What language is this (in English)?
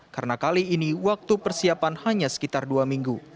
Indonesian